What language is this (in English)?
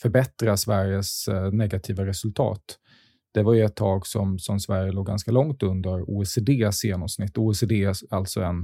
Swedish